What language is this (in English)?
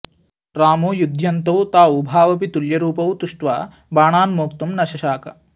Sanskrit